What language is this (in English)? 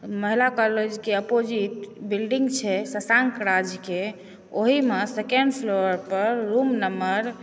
Maithili